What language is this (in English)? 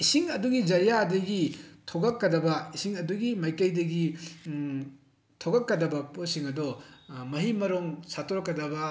Manipuri